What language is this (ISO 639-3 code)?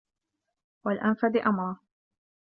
ara